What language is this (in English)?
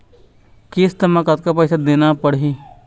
Chhattisgarhi